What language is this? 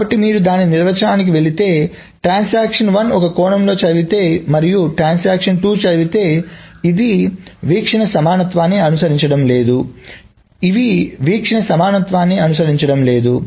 Telugu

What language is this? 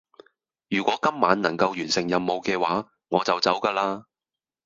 Cantonese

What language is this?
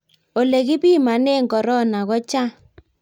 Kalenjin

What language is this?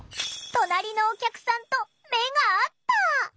Japanese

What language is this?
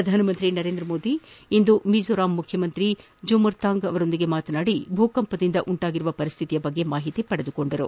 Kannada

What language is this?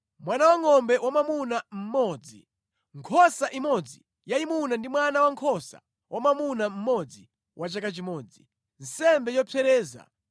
Nyanja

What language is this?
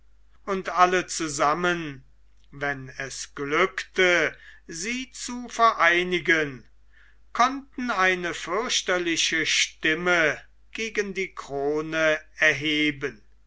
German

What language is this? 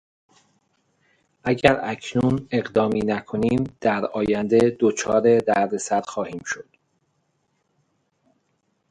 Persian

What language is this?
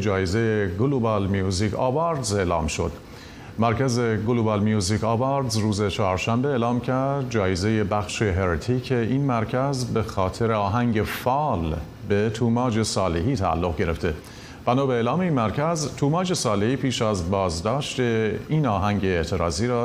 Persian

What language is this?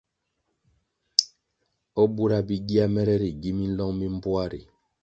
Kwasio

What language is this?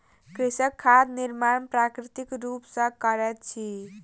Maithili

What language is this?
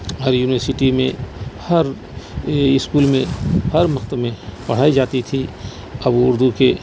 Urdu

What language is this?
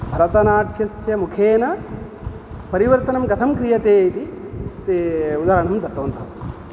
Sanskrit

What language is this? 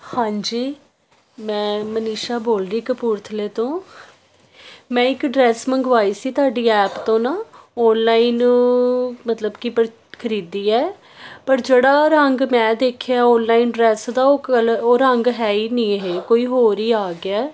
Punjabi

